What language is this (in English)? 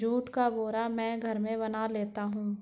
Hindi